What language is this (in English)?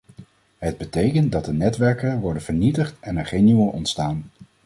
Dutch